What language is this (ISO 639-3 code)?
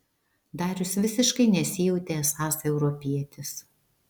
lit